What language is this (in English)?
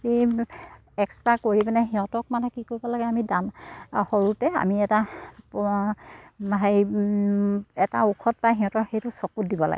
Assamese